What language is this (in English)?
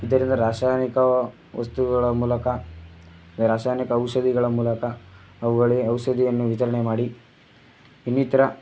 Kannada